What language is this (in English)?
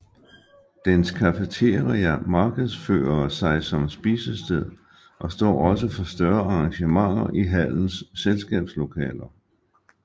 Danish